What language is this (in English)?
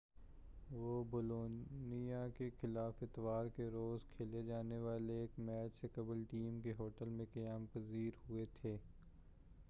Urdu